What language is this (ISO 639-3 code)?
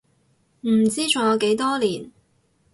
yue